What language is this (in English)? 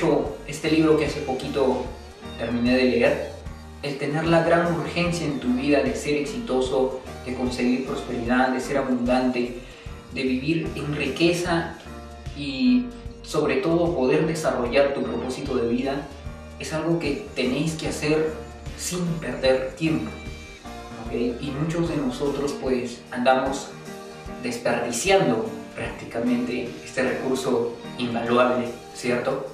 Spanish